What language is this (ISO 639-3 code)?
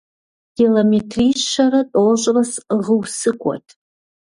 kbd